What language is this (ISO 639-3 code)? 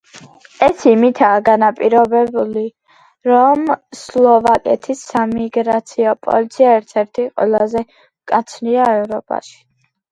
kat